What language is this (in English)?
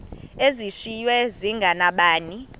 Xhosa